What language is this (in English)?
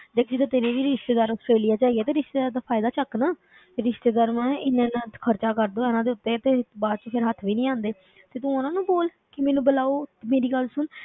Punjabi